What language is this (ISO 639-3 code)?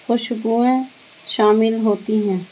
urd